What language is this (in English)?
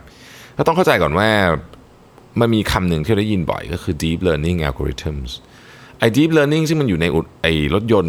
Thai